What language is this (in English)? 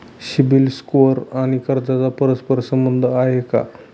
Marathi